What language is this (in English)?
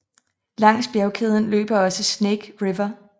Danish